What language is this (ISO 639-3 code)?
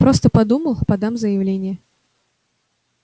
rus